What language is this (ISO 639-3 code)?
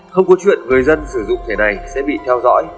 vie